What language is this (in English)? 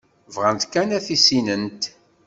Kabyle